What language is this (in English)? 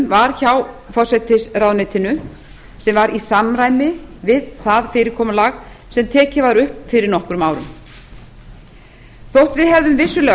Icelandic